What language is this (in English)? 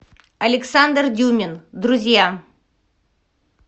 Russian